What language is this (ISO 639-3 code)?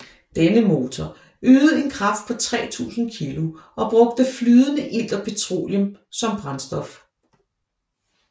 dan